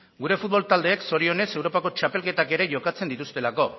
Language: Basque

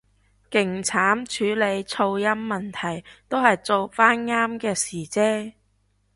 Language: Cantonese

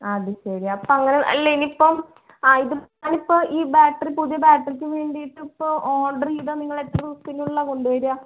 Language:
Malayalam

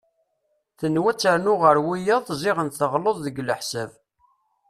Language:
Kabyle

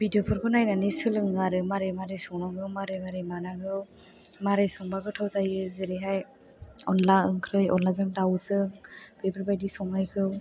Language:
Bodo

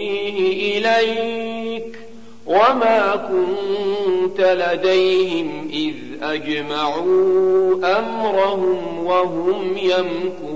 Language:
Arabic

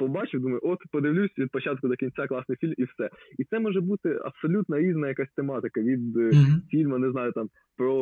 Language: Ukrainian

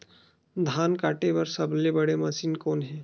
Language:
Chhattisgarhi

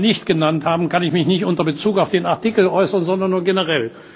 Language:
German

